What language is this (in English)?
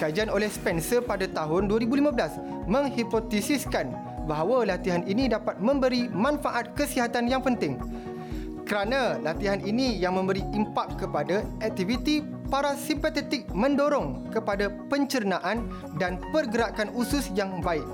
Malay